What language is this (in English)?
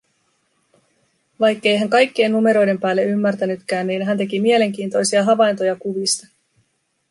Finnish